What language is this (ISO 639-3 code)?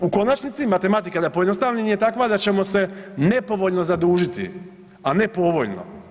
hrv